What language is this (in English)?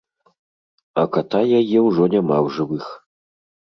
Belarusian